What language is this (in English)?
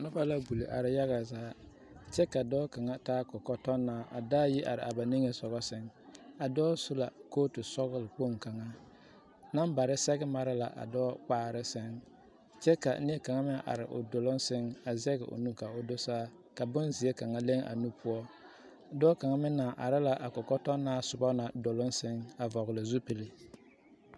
Southern Dagaare